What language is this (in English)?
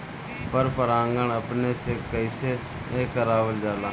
Bhojpuri